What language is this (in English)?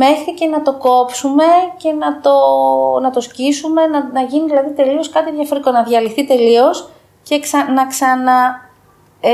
Greek